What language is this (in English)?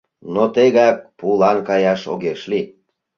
Mari